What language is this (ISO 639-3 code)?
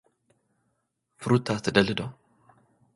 tir